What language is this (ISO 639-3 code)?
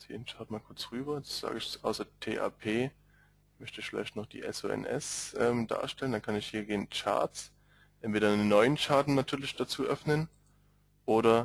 deu